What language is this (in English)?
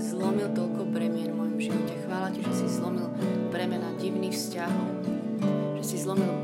Slovak